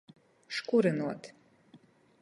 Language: Latgalian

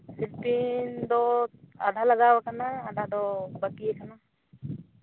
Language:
Santali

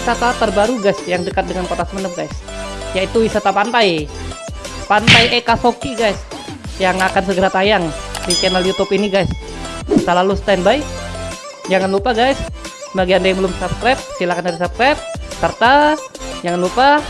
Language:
Indonesian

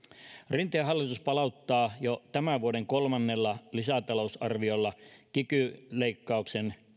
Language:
Finnish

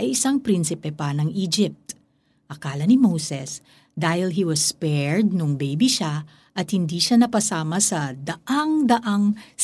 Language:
Filipino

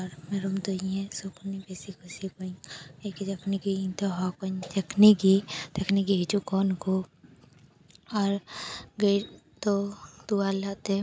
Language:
Santali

